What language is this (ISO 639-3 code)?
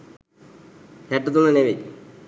sin